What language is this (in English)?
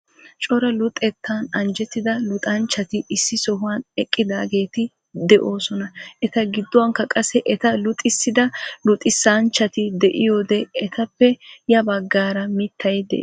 Wolaytta